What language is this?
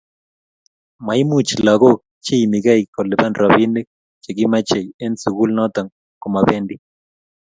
Kalenjin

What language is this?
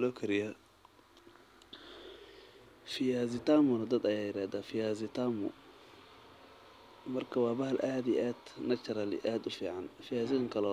Somali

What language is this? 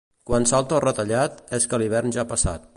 Catalan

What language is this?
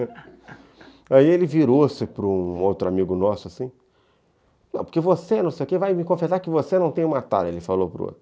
Portuguese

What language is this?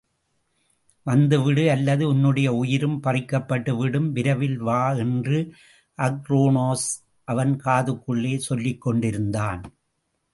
Tamil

